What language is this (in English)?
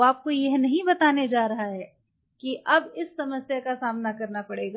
Hindi